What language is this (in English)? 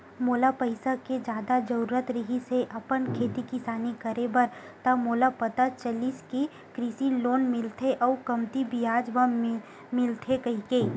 Chhattisgarhi